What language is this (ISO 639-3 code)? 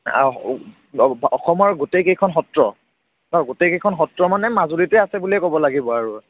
asm